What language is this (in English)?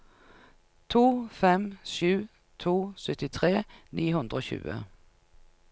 Norwegian